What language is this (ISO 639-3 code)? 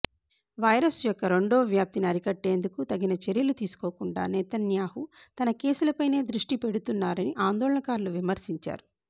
tel